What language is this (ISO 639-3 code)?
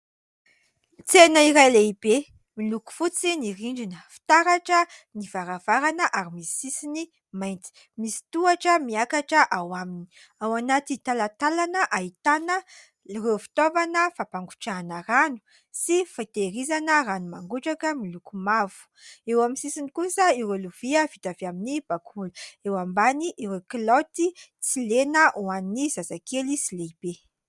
mlg